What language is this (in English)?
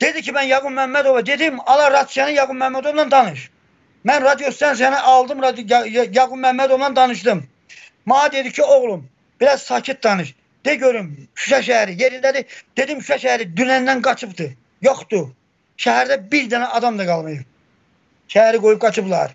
Turkish